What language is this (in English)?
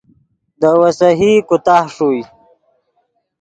Yidgha